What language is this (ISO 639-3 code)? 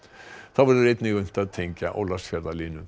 isl